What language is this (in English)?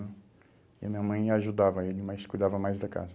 Portuguese